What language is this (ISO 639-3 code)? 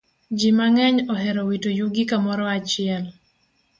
luo